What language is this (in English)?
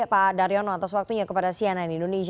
Indonesian